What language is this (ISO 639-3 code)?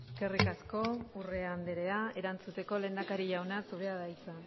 eus